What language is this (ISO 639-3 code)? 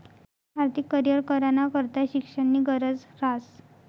mar